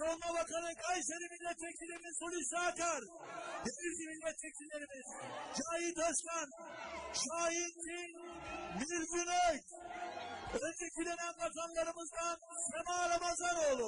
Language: Turkish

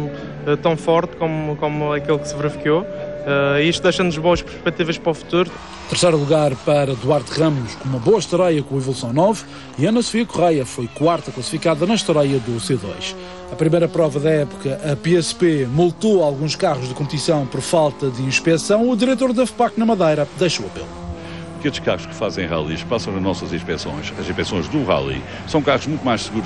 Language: Portuguese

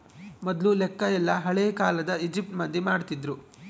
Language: Kannada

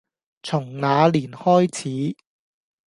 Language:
Cantonese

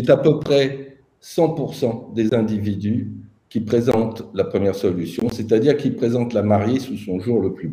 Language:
French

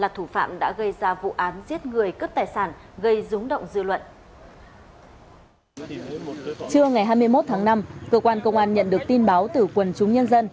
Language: Vietnamese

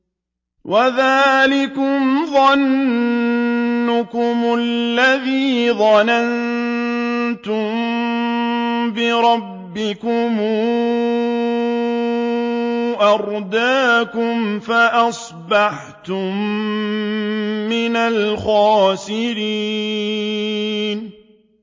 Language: Arabic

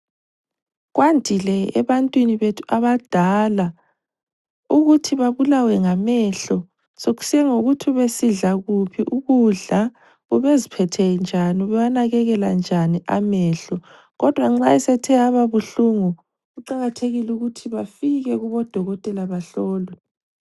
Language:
North Ndebele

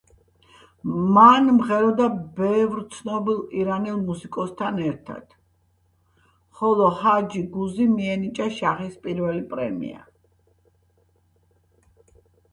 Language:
Georgian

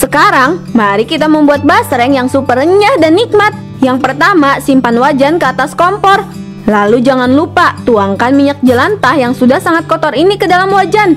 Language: Indonesian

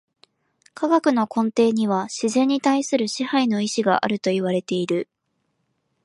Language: Japanese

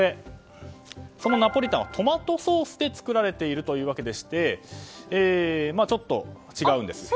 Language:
Japanese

